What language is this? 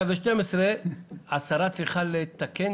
Hebrew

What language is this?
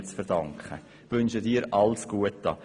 Swiss German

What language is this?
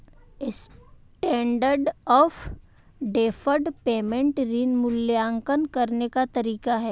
Hindi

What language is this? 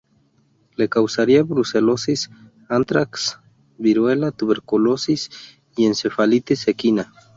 Spanish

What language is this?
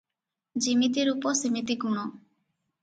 Odia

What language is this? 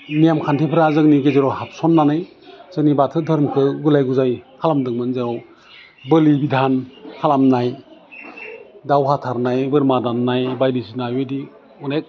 Bodo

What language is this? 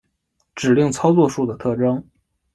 Chinese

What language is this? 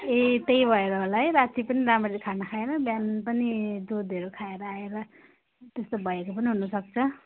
Nepali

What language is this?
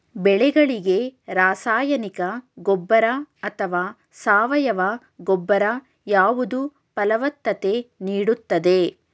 Kannada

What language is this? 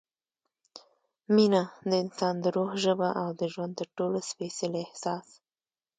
Pashto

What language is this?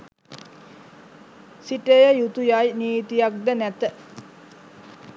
Sinhala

